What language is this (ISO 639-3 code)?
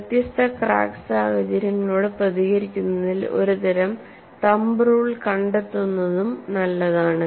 mal